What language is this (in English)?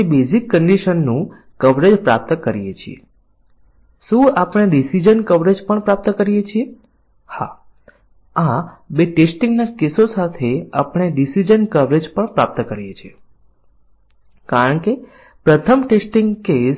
Gujarati